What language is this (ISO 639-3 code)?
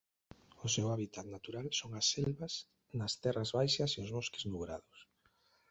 glg